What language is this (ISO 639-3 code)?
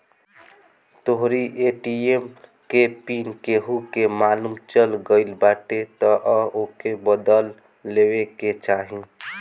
bho